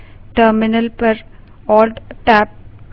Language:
Hindi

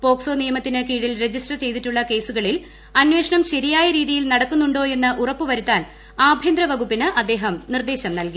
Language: Malayalam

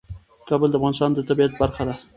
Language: Pashto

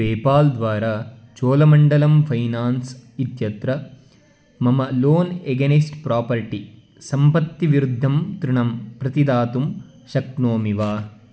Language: Sanskrit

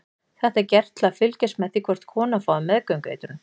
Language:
Icelandic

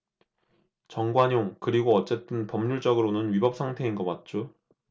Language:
Korean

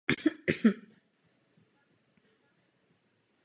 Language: Czech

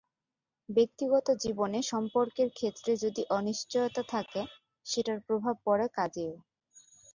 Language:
Bangla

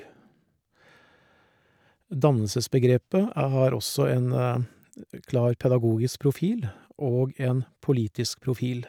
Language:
Norwegian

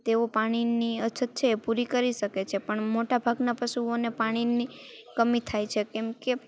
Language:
Gujarati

